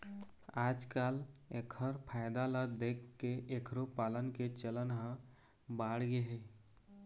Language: Chhattisgarhi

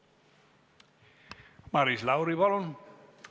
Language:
Estonian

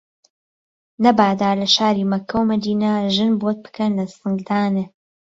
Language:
Central Kurdish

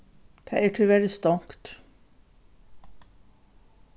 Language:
Faroese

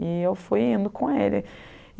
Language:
Portuguese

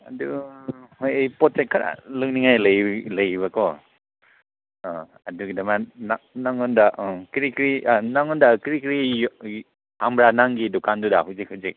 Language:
Manipuri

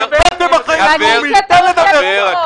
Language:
Hebrew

